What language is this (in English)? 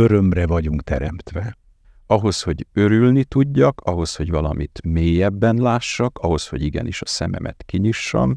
Hungarian